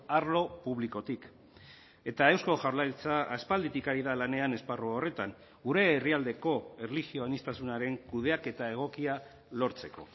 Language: Basque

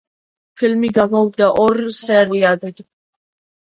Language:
Georgian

